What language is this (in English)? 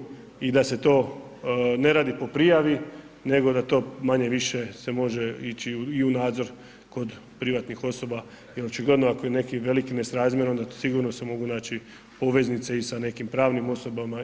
Croatian